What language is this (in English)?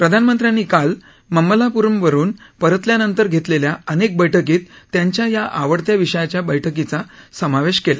Marathi